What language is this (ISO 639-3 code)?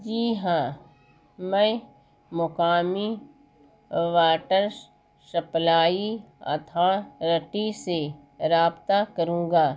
urd